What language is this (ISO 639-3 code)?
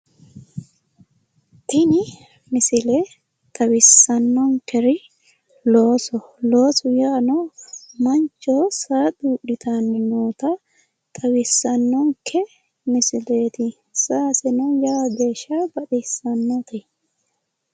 sid